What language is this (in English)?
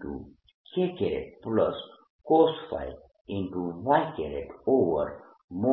Gujarati